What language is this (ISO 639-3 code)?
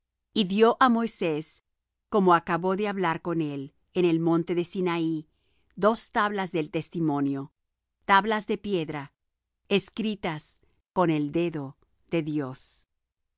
spa